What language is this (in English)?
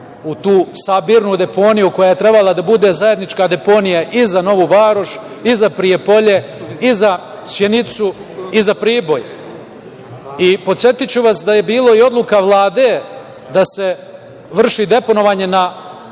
Serbian